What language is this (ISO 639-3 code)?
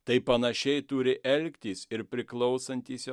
lit